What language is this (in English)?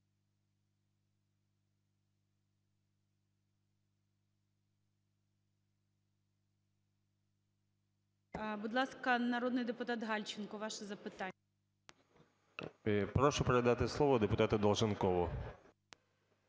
Ukrainian